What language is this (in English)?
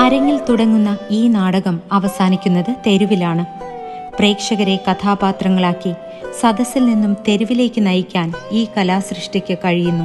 Malayalam